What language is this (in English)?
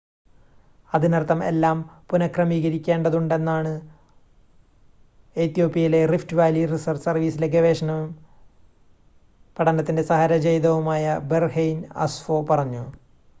Malayalam